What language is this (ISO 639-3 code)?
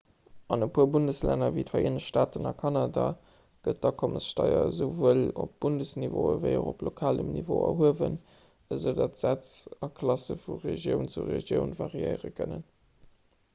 ltz